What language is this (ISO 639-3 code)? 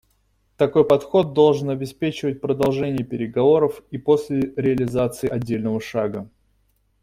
rus